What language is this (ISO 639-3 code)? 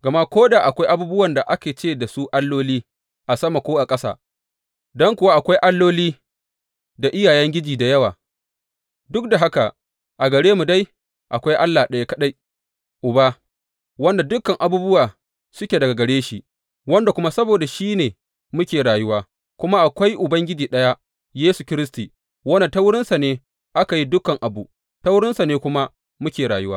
hau